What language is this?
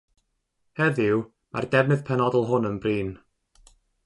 Welsh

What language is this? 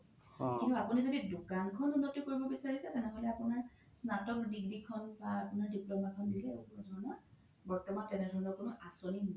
Assamese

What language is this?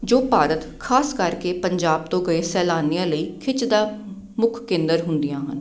Punjabi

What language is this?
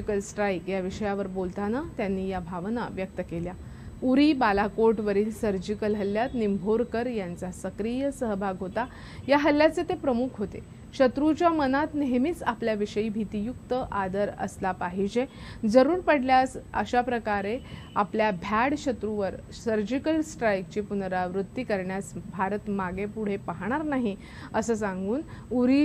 Hindi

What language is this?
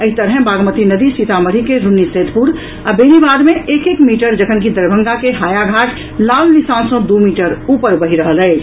Maithili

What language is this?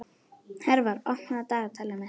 Icelandic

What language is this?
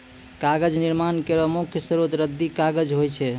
Maithili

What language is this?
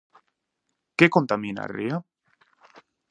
Galician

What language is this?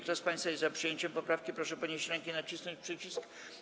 Polish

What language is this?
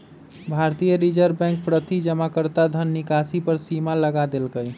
Magahi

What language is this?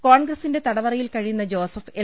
Malayalam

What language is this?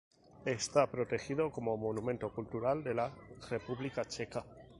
Spanish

